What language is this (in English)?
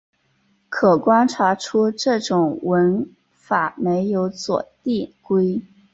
Chinese